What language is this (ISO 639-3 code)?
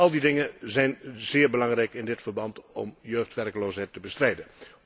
nld